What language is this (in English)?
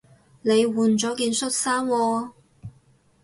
Cantonese